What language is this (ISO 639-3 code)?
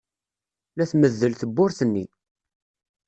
kab